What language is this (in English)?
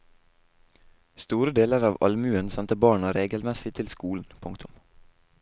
Norwegian